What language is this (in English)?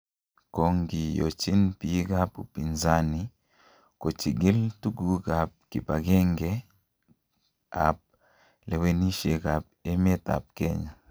Kalenjin